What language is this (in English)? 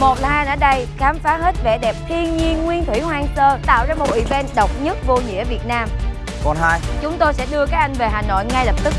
Vietnamese